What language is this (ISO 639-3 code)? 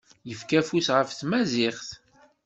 kab